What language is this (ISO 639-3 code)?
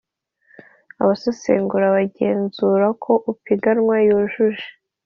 kin